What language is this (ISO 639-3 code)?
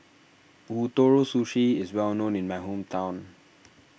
eng